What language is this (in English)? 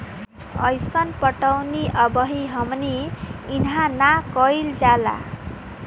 Bhojpuri